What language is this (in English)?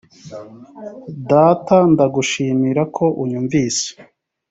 Kinyarwanda